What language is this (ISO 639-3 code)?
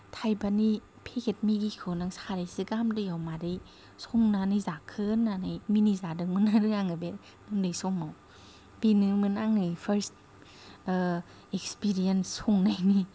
brx